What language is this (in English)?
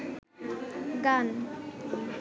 Bangla